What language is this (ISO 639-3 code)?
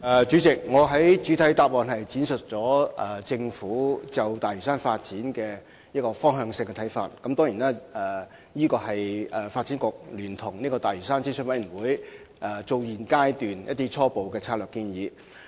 yue